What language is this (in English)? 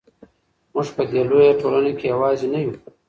Pashto